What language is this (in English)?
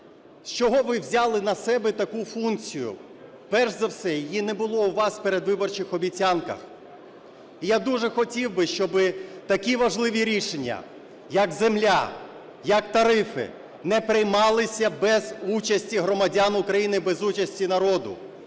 Ukrainian